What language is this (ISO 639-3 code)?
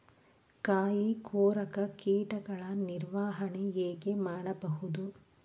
kan